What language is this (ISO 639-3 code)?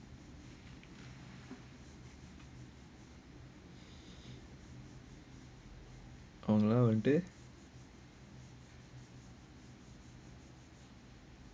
eng